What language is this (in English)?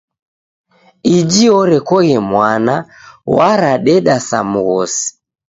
Taita